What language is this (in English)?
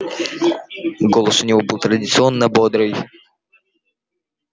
Russian